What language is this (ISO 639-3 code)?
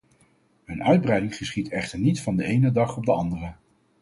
nld